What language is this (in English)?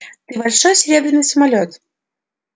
Russian